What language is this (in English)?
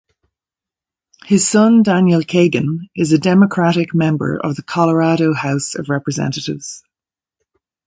English